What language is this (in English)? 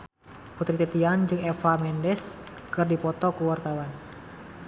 Sundanese